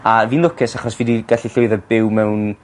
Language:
Welsh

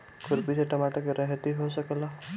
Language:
Bhojpuri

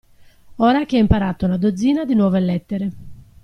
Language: Italian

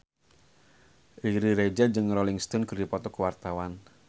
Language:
Sundanese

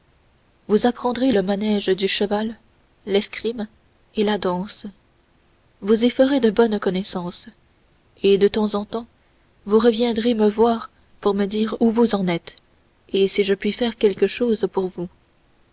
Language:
French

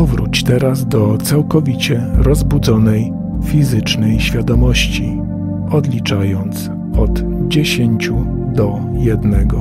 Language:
Polish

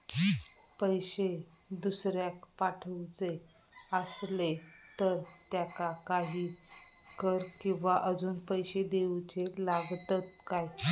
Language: Marathi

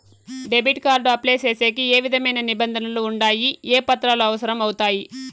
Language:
Telugu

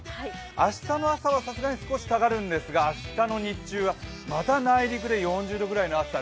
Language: Japanese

